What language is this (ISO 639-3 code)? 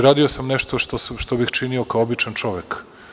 srp